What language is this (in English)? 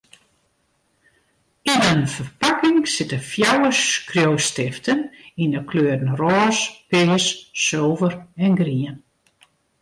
Western Frisian